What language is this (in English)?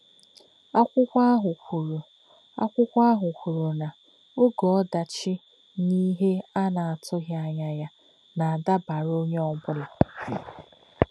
Igbo